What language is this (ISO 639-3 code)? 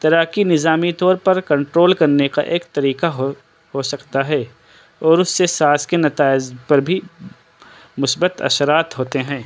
urd